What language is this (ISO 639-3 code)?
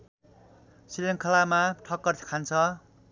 nep